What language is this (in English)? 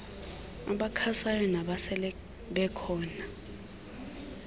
Xhosa